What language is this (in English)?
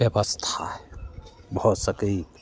Maithili